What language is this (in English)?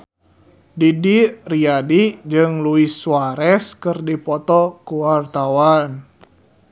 Sundanese